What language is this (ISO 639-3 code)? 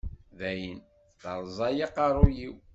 kab